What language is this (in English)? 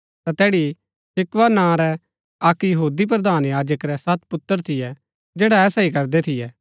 Gaddi